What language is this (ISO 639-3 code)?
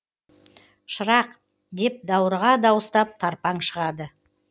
kaz